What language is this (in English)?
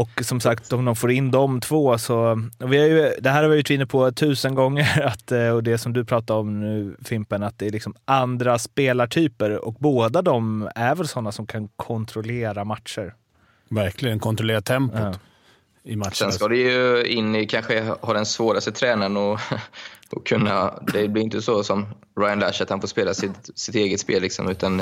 Swedish